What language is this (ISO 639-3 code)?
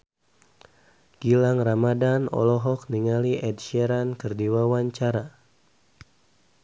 sun